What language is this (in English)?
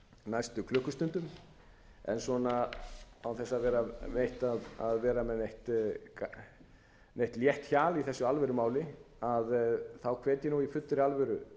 Icelandic